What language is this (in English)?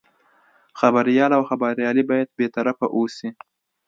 Pashto